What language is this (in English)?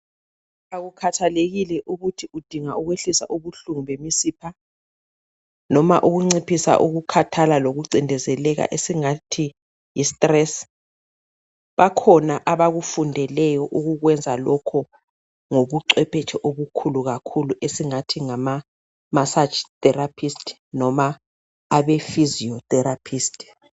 North Ndebele